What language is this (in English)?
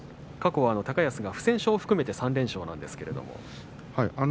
Japanese